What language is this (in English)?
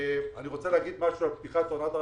Hebrew